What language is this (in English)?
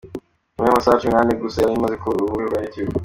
Kinyarwanda